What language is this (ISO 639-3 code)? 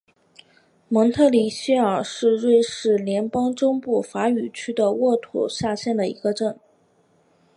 zho